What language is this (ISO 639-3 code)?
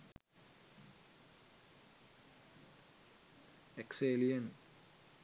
sin